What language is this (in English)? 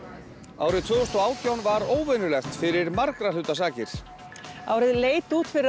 Icelandic